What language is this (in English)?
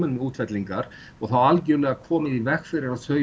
Icelandic